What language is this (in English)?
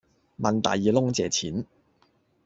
Cantonese